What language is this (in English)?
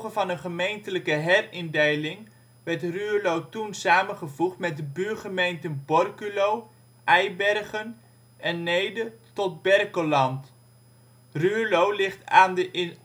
Dutch